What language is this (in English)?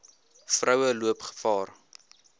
Afrikaans